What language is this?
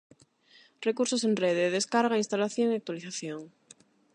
Galician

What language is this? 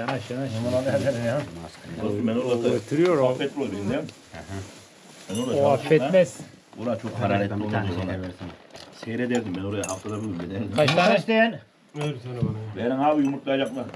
Turkish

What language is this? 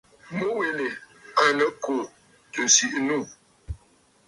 Bafut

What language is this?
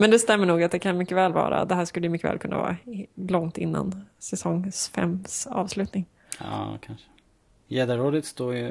Swedish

